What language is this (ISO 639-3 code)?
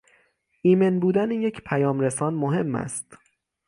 fas